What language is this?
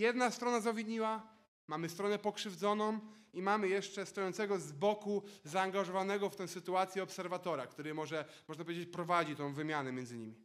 Polish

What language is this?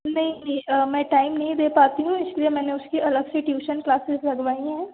Hindi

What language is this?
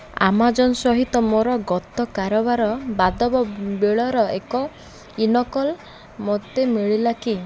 Odia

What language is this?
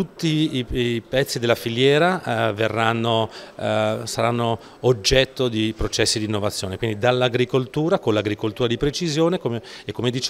Italian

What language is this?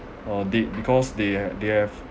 English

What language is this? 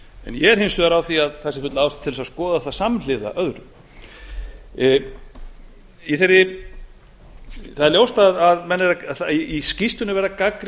Icelandic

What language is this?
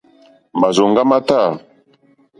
Mokpwe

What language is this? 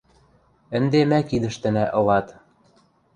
Western Mari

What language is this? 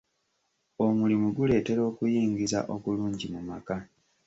Ganda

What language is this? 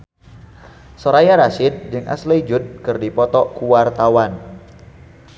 Sundanese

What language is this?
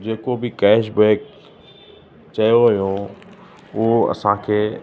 Sindhi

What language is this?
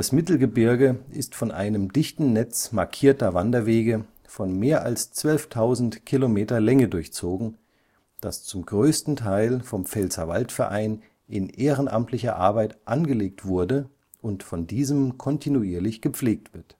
German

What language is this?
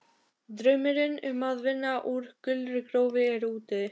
Icelandic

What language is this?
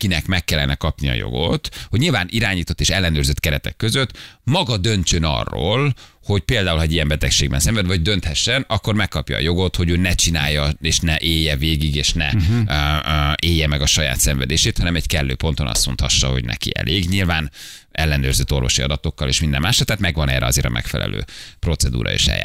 Hungarian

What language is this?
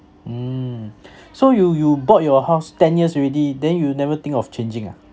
English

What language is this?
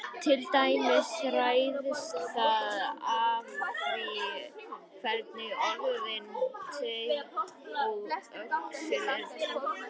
Icelandic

